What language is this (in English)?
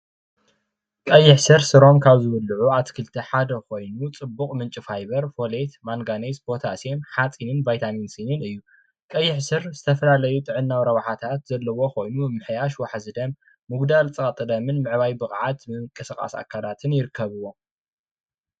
Tigrinya